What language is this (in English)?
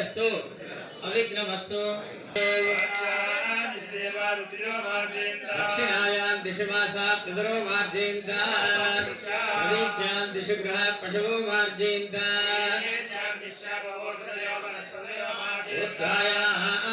Arabic